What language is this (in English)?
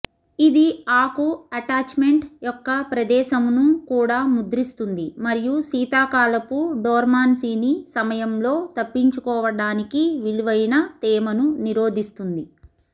Telugu